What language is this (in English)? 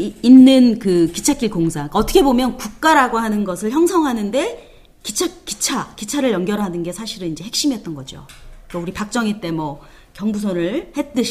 Korean